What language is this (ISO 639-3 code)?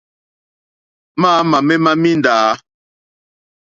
bri